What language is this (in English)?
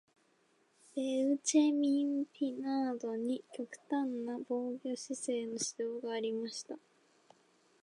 Japanese